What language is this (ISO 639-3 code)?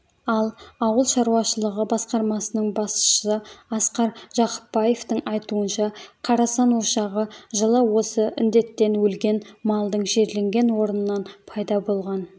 kaz